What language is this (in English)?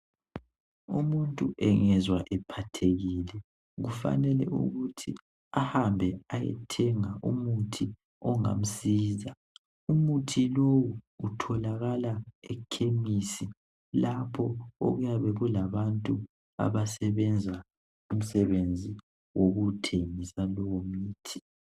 North Ndebele